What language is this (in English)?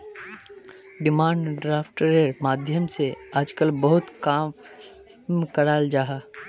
Magahi